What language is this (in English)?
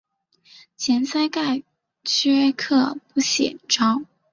Chinese